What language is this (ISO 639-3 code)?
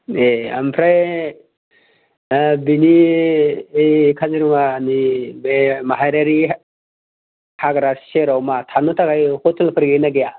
brx